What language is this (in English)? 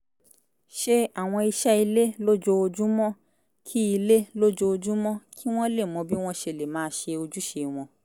Yoruba